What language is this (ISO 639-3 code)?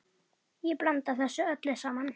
isl